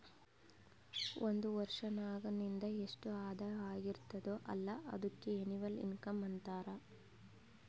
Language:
Kannada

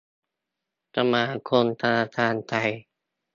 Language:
Thai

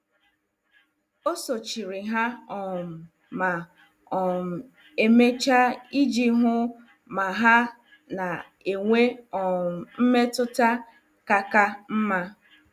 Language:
Igbo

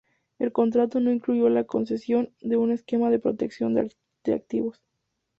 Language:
Spanish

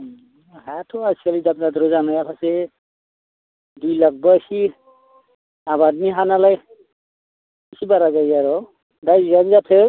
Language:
Bodo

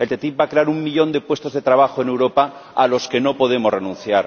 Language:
Spanish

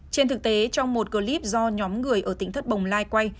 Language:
Vietnamese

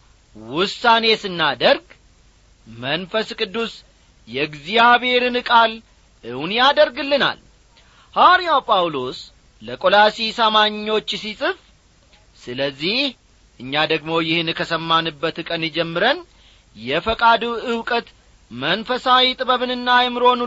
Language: Amharic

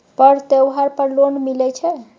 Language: Maithili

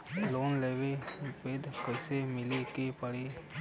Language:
Bhojpuri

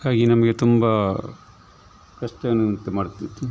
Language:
Kannada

